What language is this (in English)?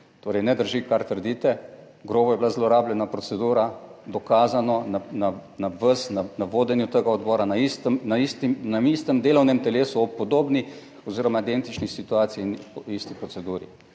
Slovenian